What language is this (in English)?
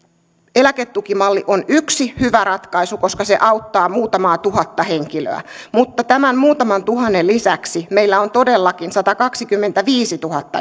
Finnish